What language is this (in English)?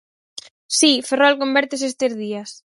Galician